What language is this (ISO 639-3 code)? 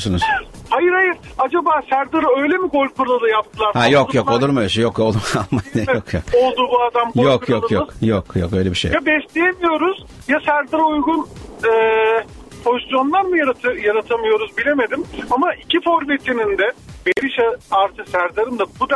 tur